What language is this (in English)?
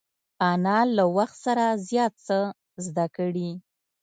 Pashto